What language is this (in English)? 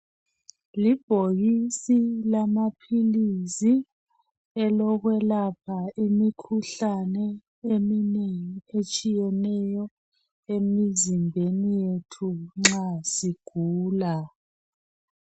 North Ndebele